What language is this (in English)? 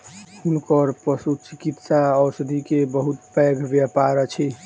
Maithili